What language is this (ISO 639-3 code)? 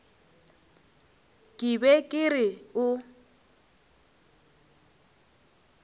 nso